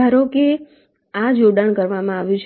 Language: Gujarati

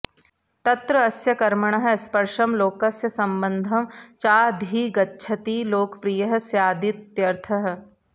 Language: Sanskrit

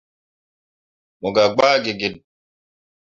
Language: Mundang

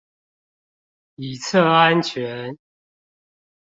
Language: Chinese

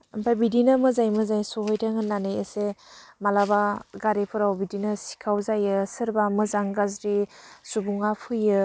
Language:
Bodo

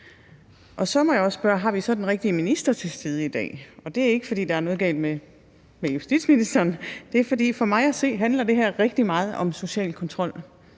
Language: Danish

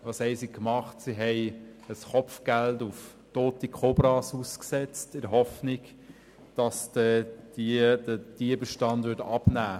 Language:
Swiss German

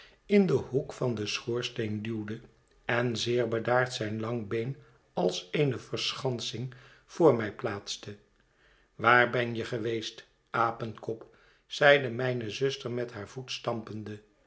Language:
Dutch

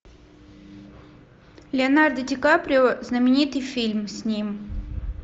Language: Russian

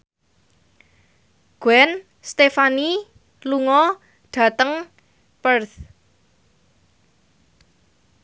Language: Javanese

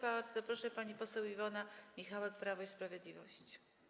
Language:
Polish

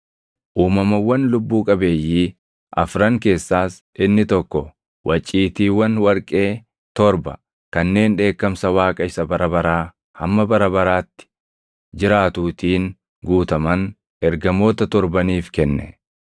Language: Oromo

